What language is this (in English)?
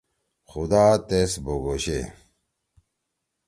Torwali